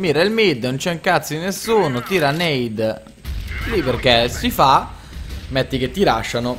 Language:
Italian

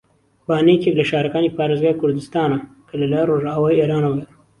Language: Central Kurdish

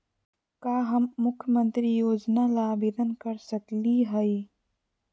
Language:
Magahi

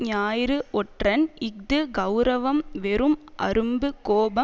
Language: Tamil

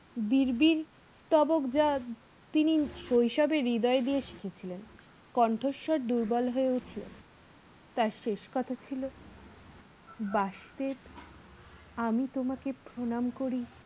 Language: Bangla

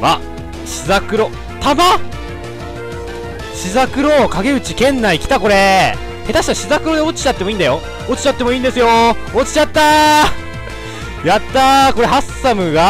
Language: Japanese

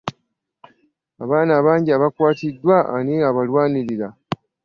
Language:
Ganda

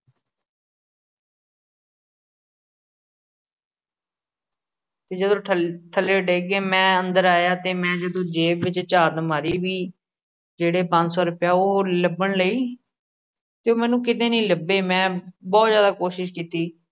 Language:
Punjabi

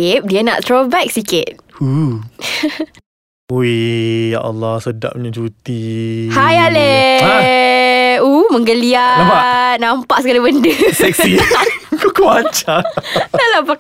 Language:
Malay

